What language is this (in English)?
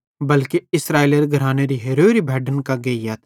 Bhadrawahi